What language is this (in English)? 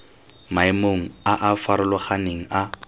Tswana